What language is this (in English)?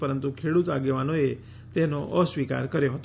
Gujarati